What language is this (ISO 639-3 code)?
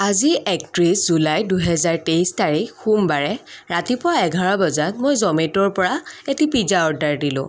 asm